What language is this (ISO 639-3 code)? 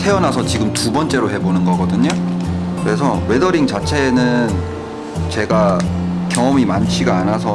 kor